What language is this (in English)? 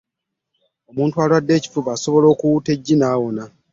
Ganda